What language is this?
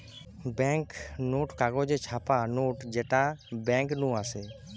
Bangla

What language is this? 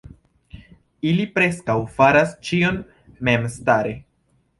Esperanto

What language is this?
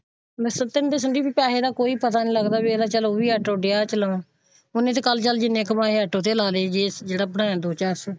Punjabi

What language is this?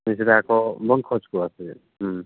Santali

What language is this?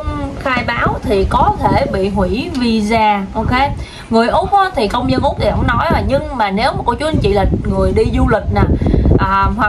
Vietnamese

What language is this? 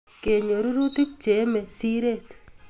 Kalenjin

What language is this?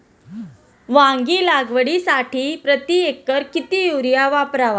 Marathi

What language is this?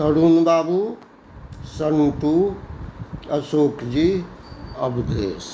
Maithili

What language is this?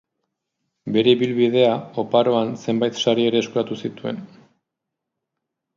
Basque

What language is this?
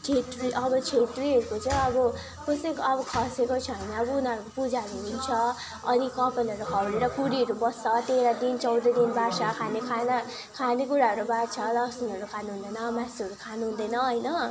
Nepali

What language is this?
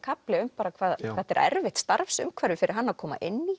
Icelandic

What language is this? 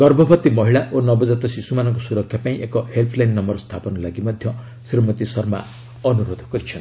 Odia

